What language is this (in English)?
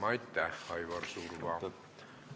Estonian